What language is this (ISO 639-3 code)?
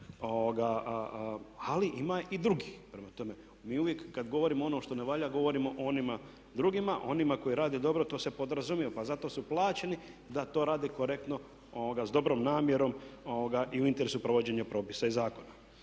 hrv